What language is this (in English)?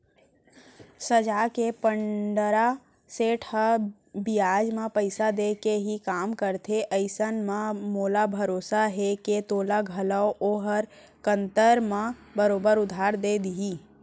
Chhattisgarhi